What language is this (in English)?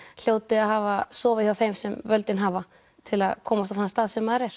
Icelandic